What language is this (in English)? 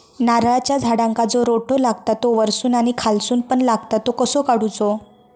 Marathi